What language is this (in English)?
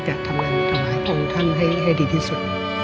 Thai